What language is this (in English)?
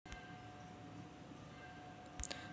Marathi